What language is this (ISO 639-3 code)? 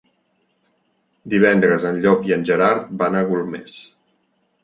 cat